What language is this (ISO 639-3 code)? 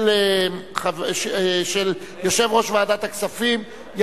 heb